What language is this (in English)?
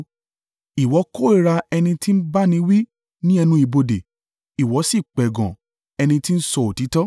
Yoruba